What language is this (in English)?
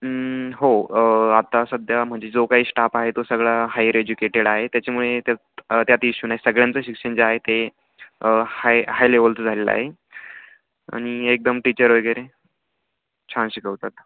Marathi